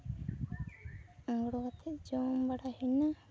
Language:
Santali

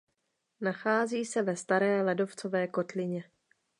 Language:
Czech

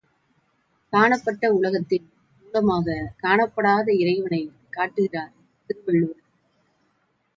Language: Tamil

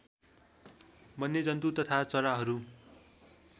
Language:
Nepali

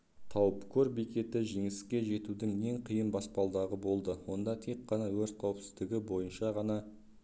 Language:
Kazakh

